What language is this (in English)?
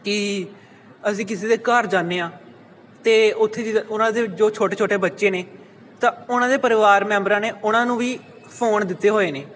Punjabi